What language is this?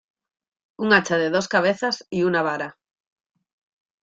Spanish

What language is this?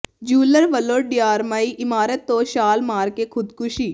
Punjabi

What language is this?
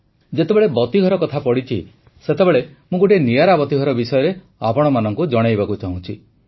Odia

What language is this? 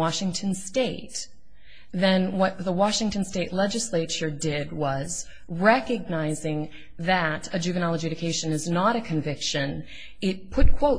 English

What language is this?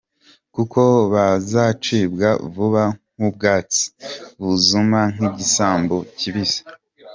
Kinyarwanda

